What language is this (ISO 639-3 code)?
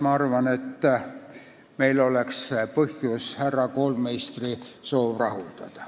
est